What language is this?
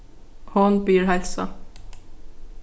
Faroese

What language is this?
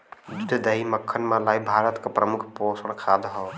Bhojpuri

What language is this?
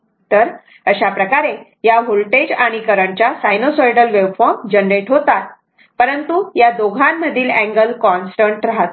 Marathi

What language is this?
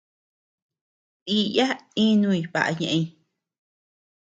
Tepeuxila Cuicatec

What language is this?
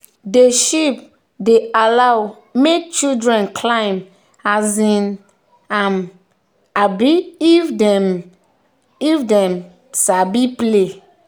Nigerian Pidgin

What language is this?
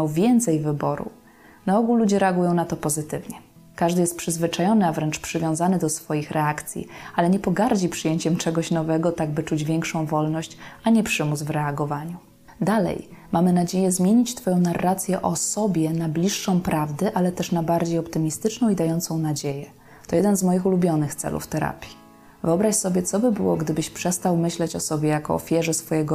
Polish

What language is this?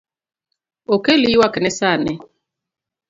Luo (Kenya and Tanzania)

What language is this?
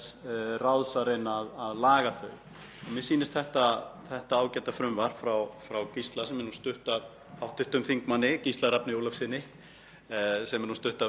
Icelandic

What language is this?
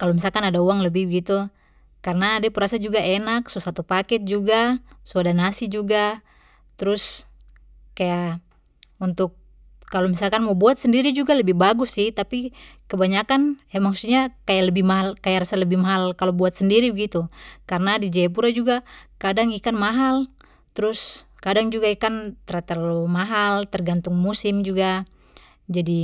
Papuan Malay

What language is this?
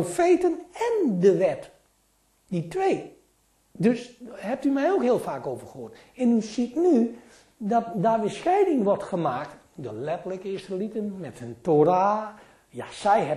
Dutch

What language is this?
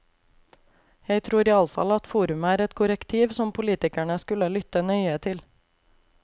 Norwegian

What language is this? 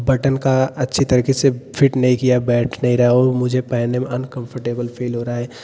Hindi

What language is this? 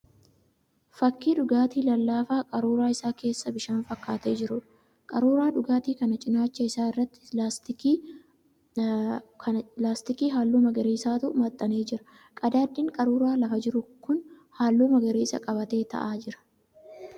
Oromo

